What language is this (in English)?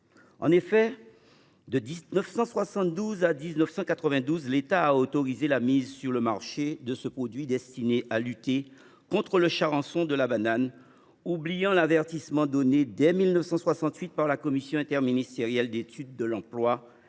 French